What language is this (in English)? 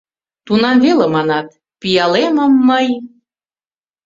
Mari